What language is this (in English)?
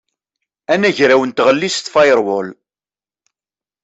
Kabyle